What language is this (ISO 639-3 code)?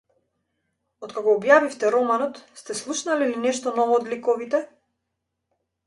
mkd